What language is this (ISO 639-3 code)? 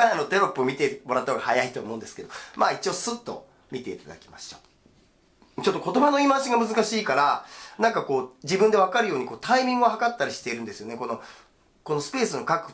jpn